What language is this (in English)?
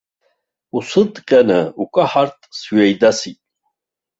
Abkhazian